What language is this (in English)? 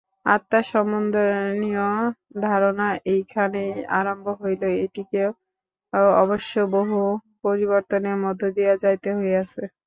Bangla